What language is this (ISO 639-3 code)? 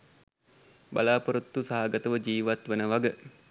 sin